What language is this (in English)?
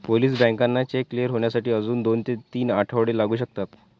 Marathi